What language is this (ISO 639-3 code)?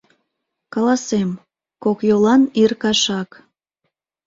chm